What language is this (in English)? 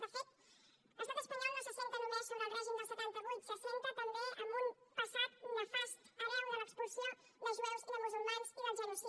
Catalan